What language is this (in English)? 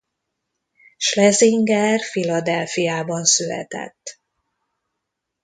Hungarian